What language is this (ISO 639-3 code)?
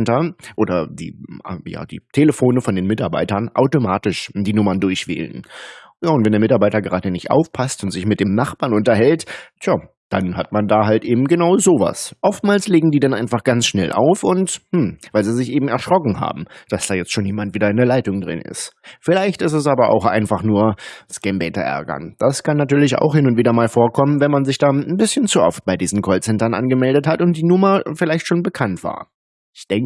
deu